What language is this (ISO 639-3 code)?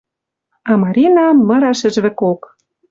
mrj